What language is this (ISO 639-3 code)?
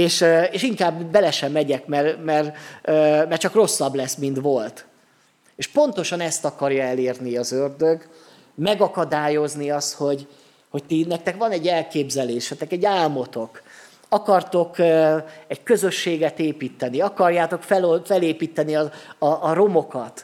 hun